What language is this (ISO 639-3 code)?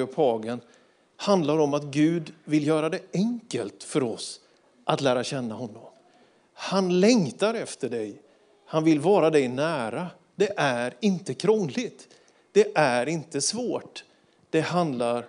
swe